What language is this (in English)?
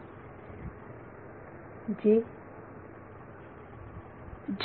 Marathi